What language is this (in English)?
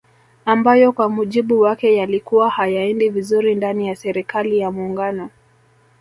Swahili